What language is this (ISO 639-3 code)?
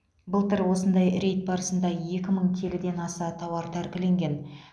kaz